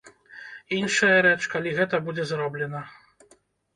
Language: Belarusian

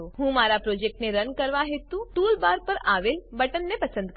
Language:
Gujarati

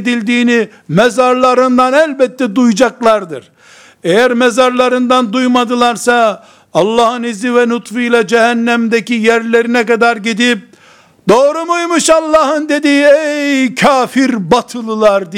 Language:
Turkish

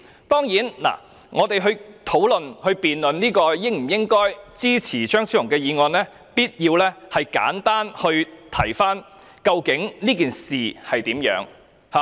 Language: Cantonese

